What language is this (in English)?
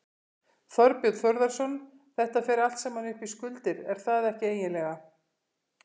Icelandic